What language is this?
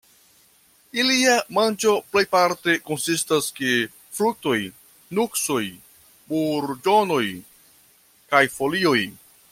Esperanto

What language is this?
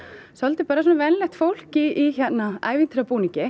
Icelandic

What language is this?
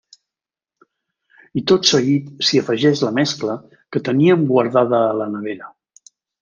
Catalan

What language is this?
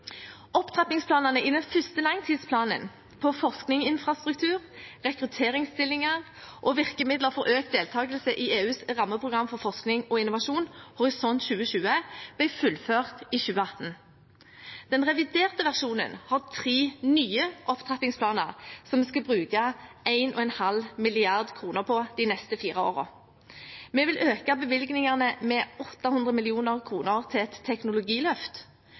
Norwegian Bokmål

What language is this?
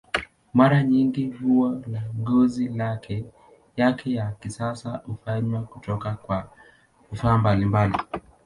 Swahili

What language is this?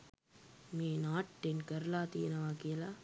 Sinhala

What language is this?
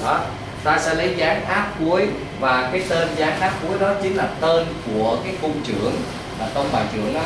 Vietnamese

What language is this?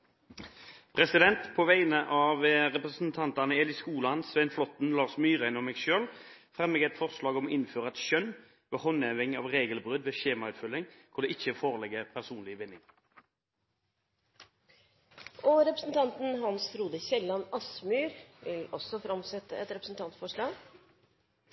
Norwegian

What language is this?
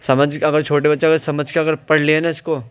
Urdu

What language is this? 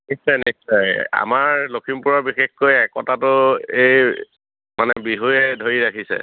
Assamese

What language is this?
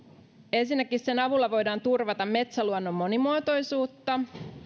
Finnish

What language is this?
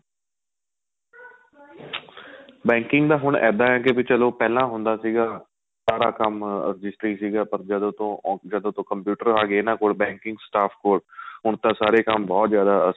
Punjabi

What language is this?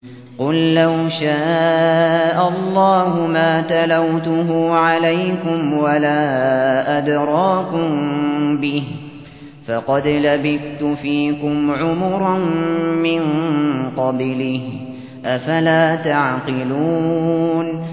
Arabic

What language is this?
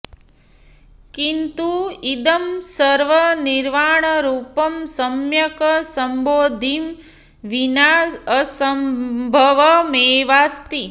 Sanskrit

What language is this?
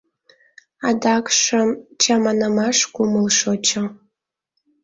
Mari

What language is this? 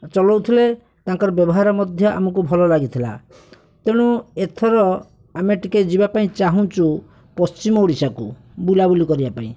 Odia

